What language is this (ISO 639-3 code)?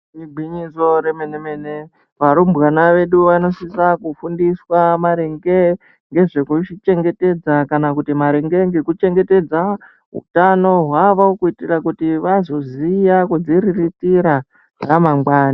ndc